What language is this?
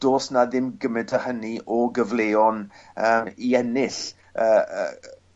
Welsh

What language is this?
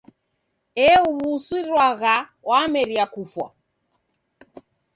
Taita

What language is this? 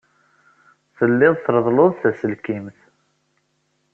Kabyle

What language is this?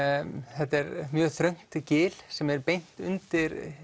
Icelandic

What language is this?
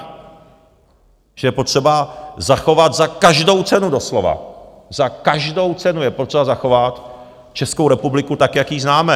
Czech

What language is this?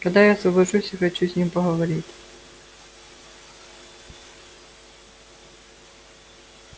Russian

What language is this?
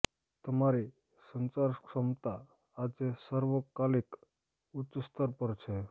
Gujarati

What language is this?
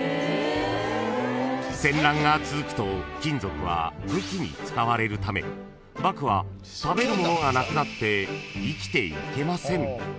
Japanese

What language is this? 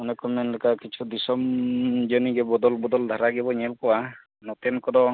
Santali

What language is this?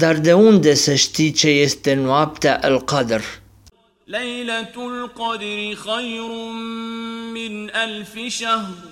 Romanian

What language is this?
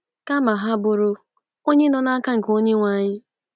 Igbo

